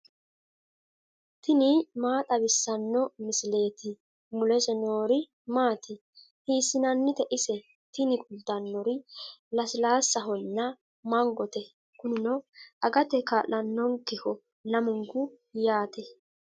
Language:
Sidamo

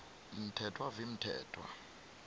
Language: South Ndebele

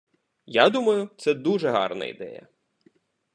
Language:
Ukrainian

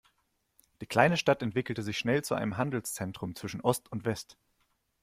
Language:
German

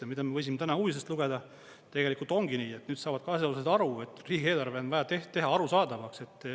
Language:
Estonian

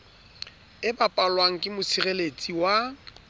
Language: Southern Sotho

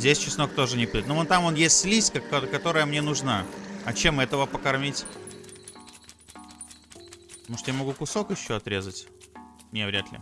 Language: Russian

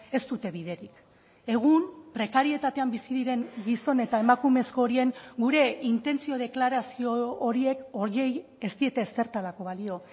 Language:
Basque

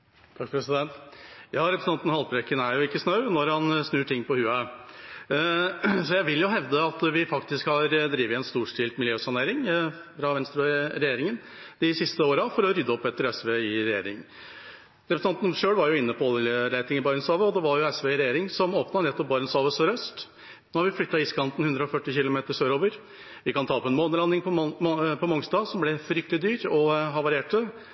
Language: Norwegian Bokmål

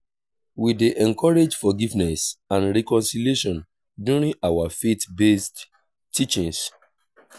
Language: Nigerian Pidgin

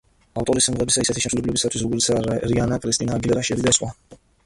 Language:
Georgian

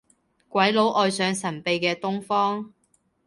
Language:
Cantonese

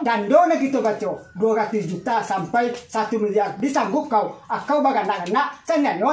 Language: Indonesian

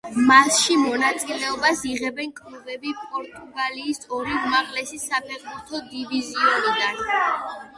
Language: Georgian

